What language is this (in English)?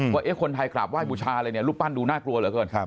Thai